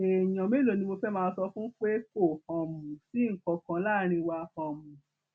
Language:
Yoruba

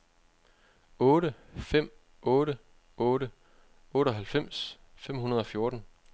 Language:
Danish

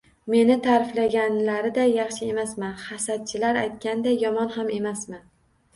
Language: Uzbek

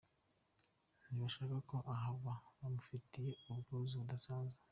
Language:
Kinyarwanda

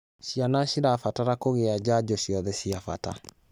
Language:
Kikuyu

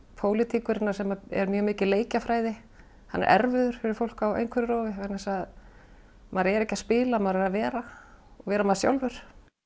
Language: Icelandic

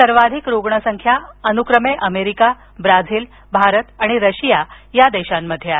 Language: Marathi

